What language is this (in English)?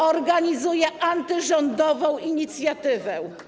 Polish